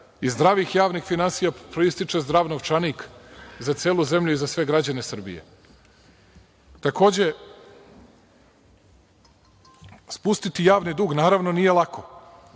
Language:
Serbian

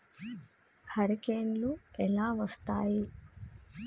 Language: Telugu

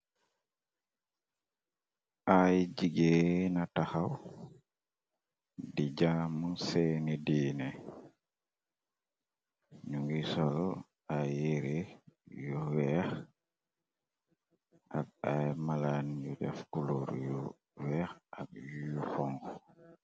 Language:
Wolof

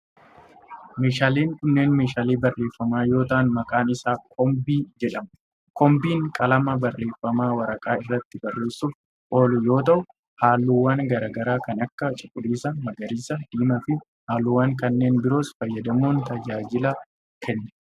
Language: Oromo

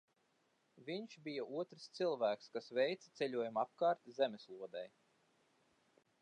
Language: Latvian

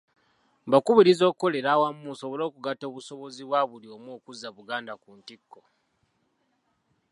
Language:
Ganda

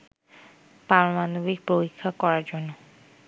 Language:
Bangla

